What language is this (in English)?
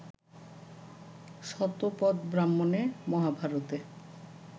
Bangla